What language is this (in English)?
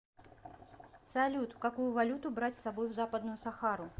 Russian